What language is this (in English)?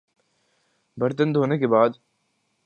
Urdu